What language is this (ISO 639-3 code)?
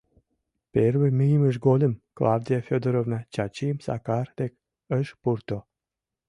chm